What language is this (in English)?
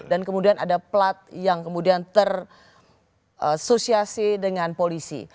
Indonesian